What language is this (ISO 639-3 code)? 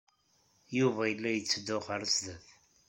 kab